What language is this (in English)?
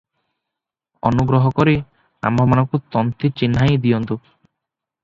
Odia